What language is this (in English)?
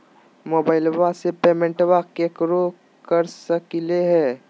Magahi